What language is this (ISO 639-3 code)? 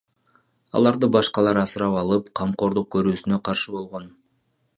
kir